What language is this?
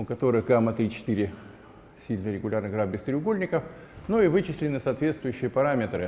Russian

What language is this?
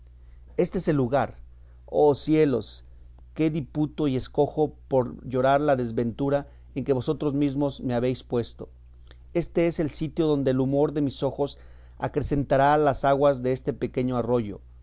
Spanish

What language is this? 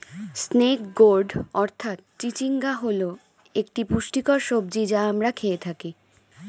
Bangla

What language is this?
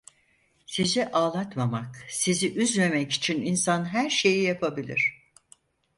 Turkish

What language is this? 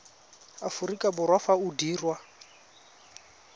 Tswana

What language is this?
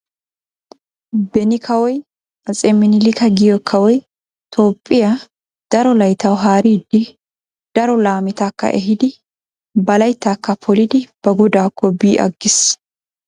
Wolaytta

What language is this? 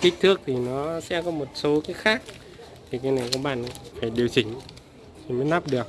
Vietnamese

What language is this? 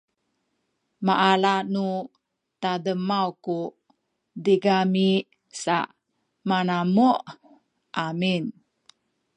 Sakizaya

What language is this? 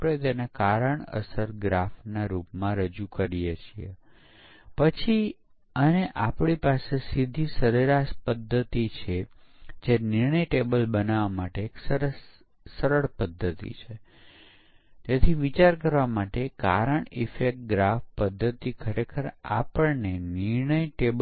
Gujarati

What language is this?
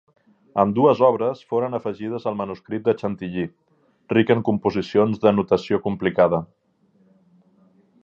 Catalan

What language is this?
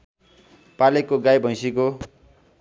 Nepali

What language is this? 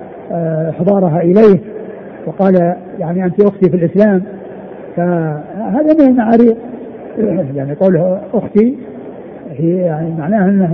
Arabic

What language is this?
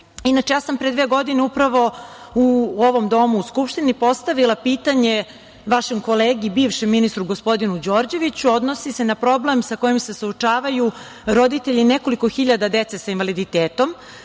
Serbian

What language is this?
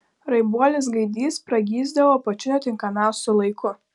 Lithuanian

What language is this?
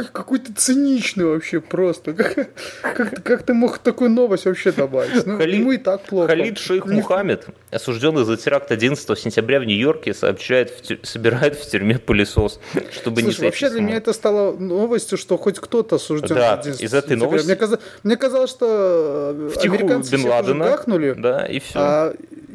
Russian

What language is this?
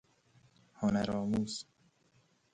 Persian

